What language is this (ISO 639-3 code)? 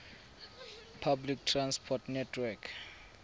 tsn